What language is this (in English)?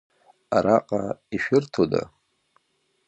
Abkhazian